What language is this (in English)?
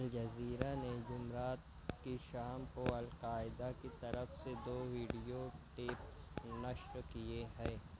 Urdu